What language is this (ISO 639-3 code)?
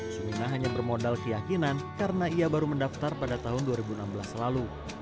ind